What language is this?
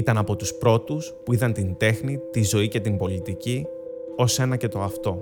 Greek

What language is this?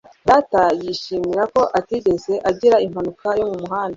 Kinyarwanda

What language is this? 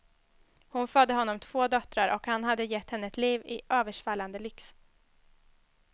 Swedish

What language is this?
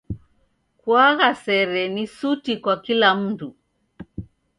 Taita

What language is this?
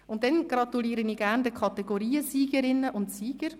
Swiss German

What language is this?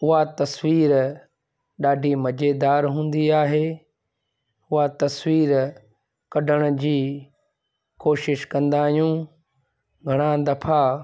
Sindhi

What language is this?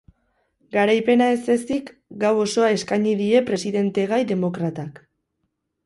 Basque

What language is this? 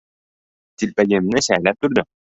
Uzbek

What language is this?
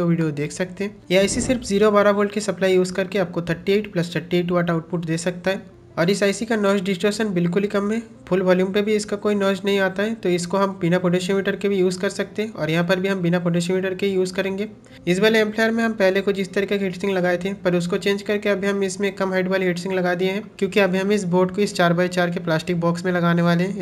Hindi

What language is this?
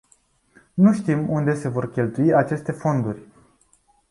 Romanian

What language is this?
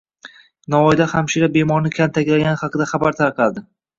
Uzbek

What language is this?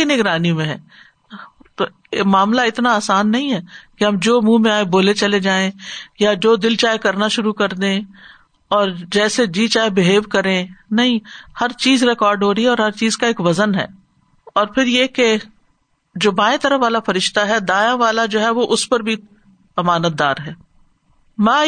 Urdu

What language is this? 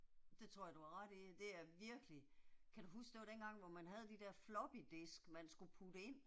Danish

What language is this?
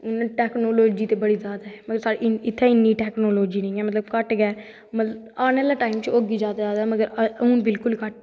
Dogri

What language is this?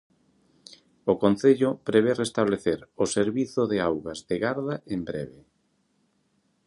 Galician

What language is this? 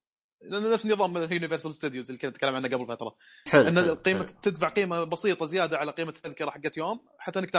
Arabic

